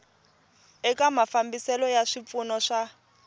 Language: Tsonga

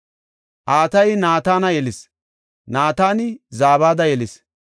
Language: Gofa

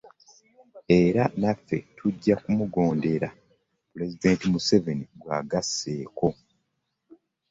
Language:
Ganda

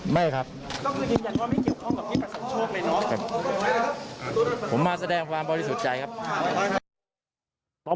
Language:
Thai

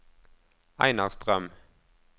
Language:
Norwegian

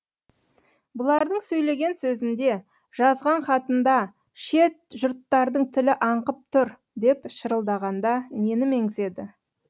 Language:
Kazakh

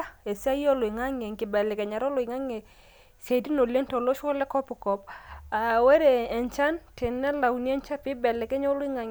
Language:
Masai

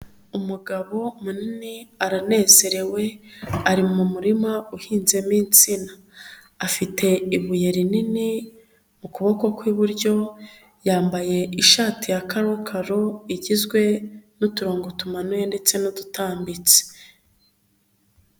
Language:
Kinyarwanda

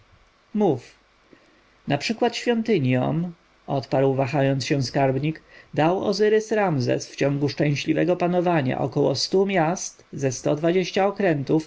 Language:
Polish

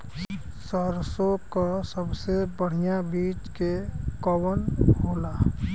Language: Bhojpuri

